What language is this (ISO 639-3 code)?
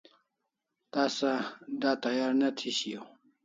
kls